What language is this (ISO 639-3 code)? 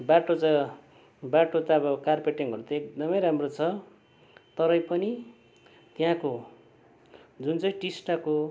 nep